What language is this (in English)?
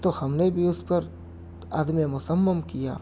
Urdu